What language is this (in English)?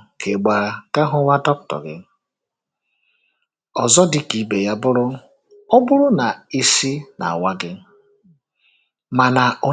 Igbo